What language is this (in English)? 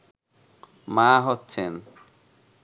Bangla